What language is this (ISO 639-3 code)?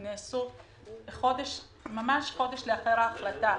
heb